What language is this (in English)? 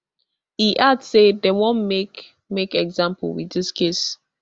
Nigerian Pidgin